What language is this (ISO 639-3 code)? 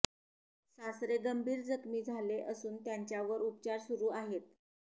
mar